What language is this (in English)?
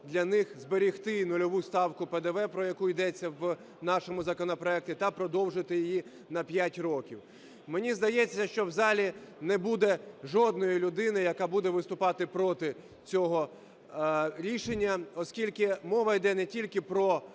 Ukrainian